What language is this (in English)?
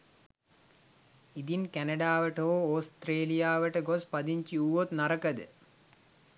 Sinhala